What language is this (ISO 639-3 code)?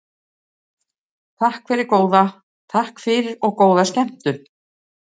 isl